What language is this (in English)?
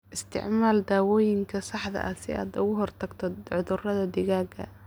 Somali